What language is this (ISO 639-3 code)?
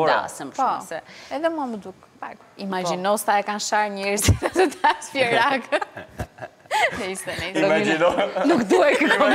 ron